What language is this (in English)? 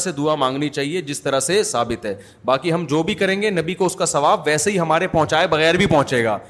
Urdu